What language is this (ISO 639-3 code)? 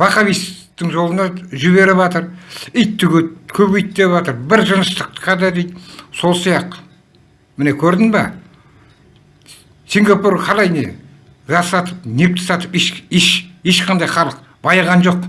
tur